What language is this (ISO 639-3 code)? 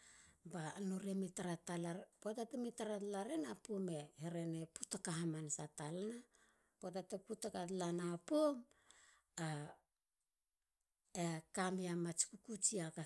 hla